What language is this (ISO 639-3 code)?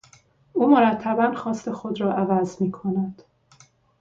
fas